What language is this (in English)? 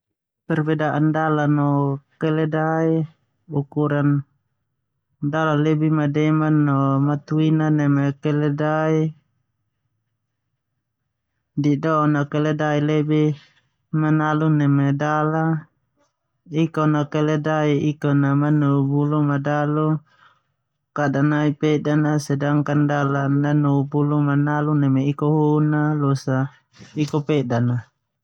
Termanu